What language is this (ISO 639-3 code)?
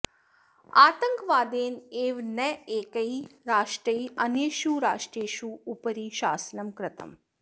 san